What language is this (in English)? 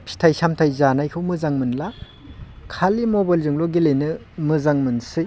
Bodo